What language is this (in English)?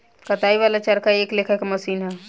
Bhojpuri